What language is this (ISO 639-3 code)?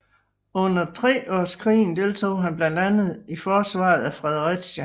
dan